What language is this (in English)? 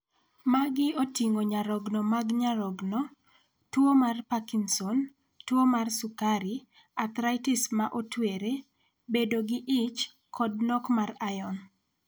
Luo (Kenya and Tanzania)